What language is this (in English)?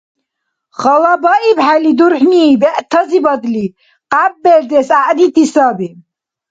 Dargwa